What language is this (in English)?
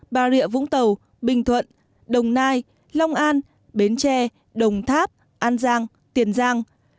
Vietnamese